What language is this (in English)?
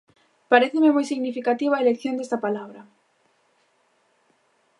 Galician